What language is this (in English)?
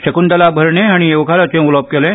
Konkani